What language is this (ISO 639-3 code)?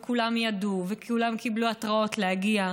heb